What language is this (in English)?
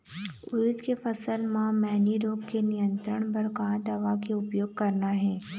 Chhattisgarhi